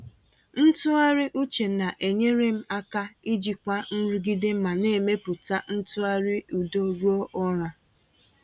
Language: Igbo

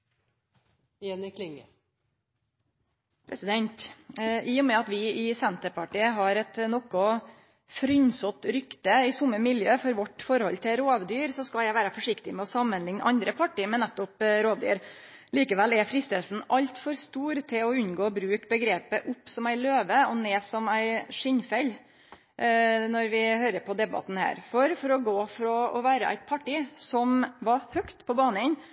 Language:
Norwegian Nynorsk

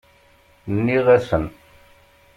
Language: Kabyle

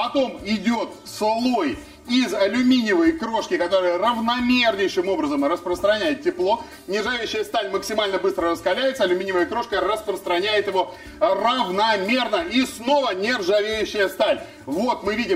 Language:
Russian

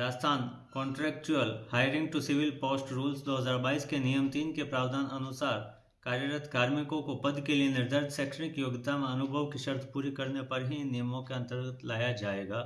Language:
Hindi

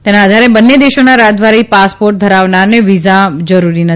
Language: Gujarati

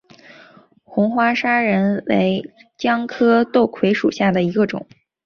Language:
Chinese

